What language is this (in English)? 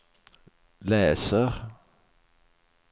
Swedish